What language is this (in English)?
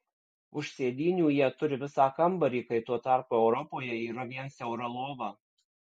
Lithuanian